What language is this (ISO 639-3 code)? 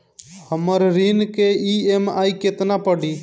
bho